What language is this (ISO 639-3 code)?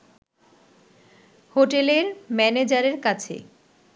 ben